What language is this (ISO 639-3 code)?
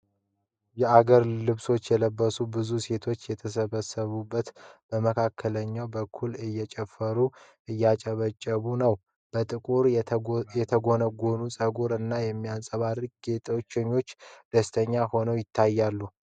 amh